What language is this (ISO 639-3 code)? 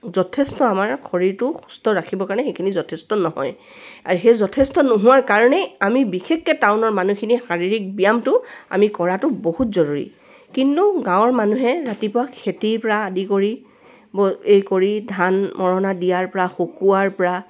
asm